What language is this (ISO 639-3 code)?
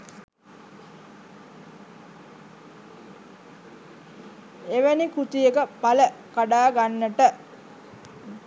sin